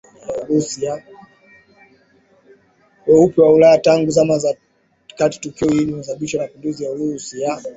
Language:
Swahili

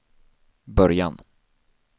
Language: Swedish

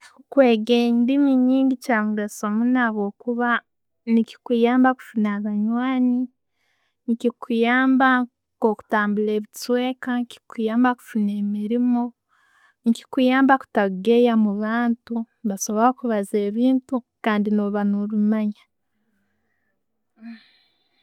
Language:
Tooro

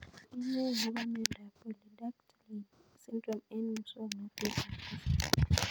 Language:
Kalenjin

